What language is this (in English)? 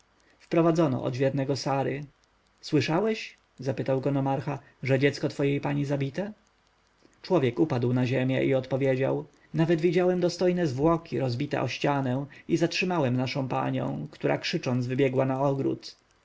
Polish